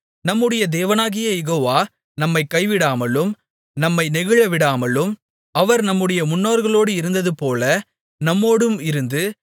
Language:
Tamil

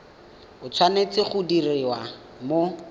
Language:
Tswana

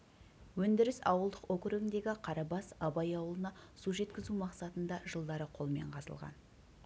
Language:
Kazakh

